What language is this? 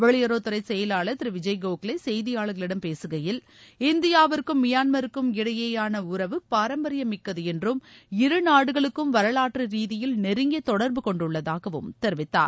Tamil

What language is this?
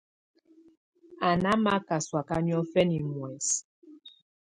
Tunen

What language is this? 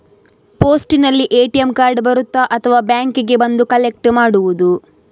Kannada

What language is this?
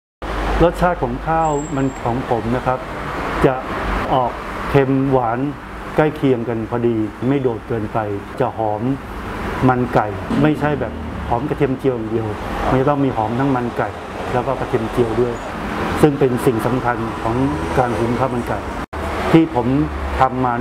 Thai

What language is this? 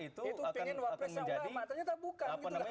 Indonesian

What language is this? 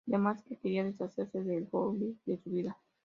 Spanish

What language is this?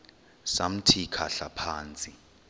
Xhosa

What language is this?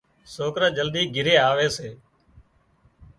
Wadiyara Koli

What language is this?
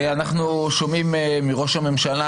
Hebrew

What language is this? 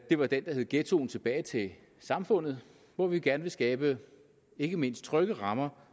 Danish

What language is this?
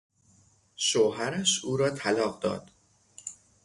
Persian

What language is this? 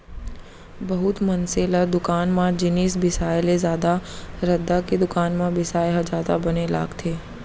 Chhattisgarhi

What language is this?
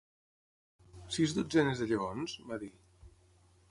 Catalan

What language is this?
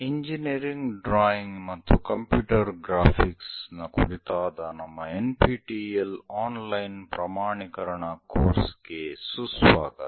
Kannada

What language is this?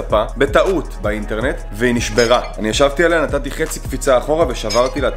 Hebrew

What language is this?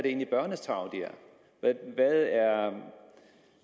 Danish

